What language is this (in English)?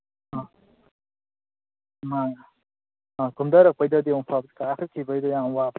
Manipuri